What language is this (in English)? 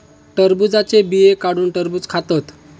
Marathi